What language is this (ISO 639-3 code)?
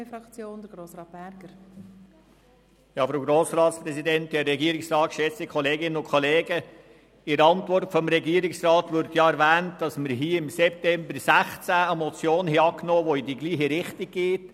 gsw